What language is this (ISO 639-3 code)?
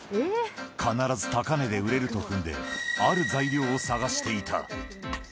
jpn